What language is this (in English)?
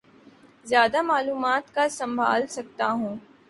Urdu